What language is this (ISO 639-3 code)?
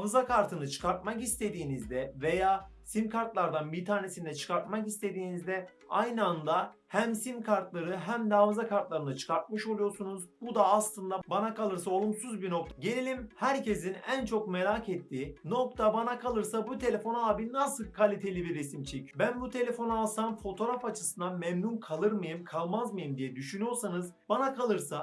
tur